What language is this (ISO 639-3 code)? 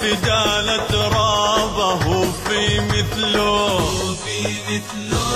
ara